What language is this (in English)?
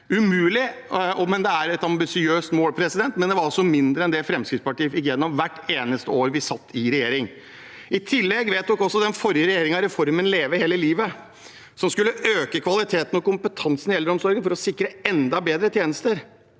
Norwegian